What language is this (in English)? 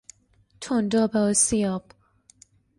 Persian